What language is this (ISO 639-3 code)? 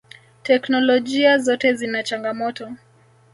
swa